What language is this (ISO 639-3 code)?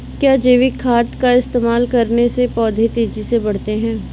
hin